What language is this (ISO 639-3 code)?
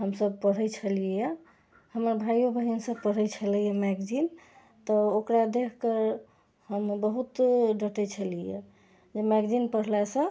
mai